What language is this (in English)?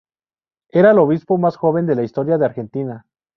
Spanish